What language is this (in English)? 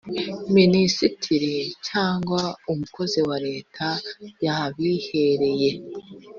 Kinyarwanda